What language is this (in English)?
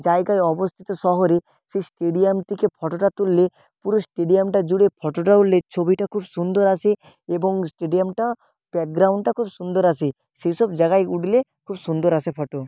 Bangla